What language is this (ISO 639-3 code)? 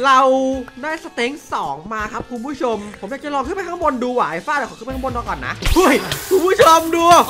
tha